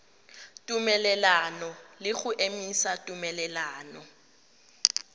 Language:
Tswana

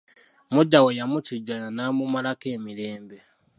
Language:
Ganda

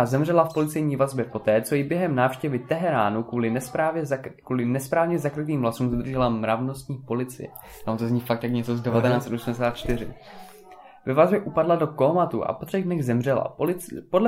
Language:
Czech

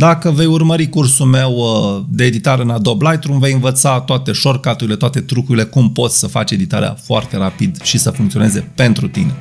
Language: Romanian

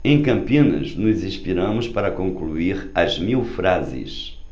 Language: Portuguese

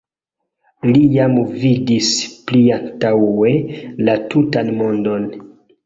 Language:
Esperanto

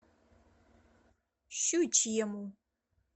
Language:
Russian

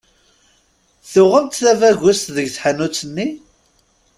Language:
Kabyle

